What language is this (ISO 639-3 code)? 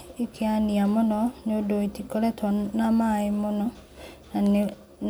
kik